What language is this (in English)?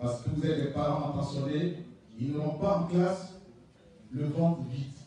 French